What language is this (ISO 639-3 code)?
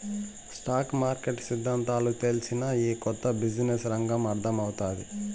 tel